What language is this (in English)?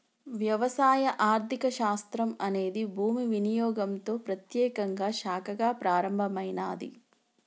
Telugu